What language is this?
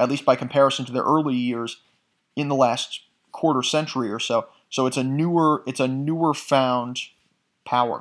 English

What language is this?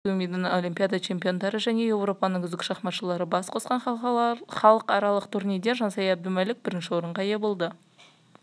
Kazakh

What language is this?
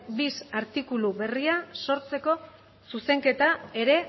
Basque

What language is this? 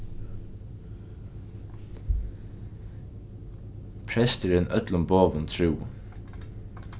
Faroese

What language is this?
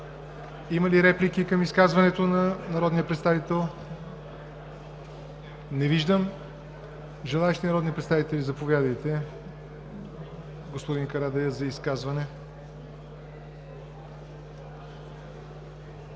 Bulgarian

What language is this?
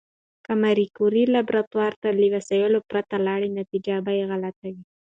Pashto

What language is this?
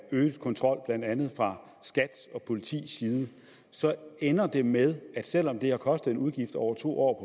Danish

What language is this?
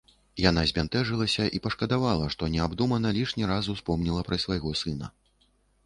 Belarusian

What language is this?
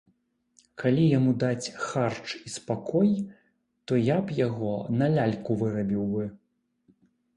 Belarusian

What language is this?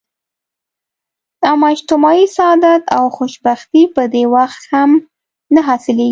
Pashto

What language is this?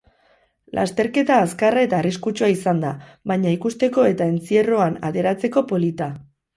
Basque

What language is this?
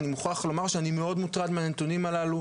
Hebrew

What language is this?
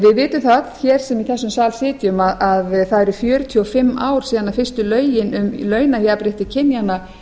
Icelandic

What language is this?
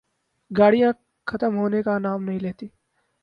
Urdu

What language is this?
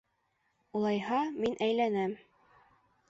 Bashkir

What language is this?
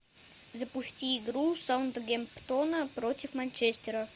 Russian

